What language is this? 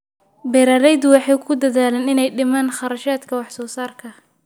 Somali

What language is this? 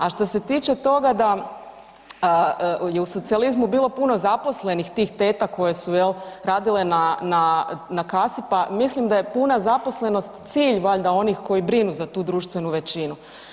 Croatian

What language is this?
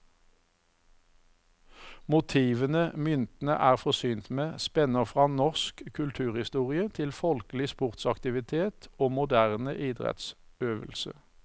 Norwegian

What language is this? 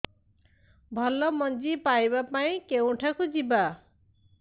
Odia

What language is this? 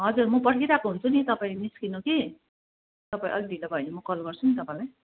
Nepali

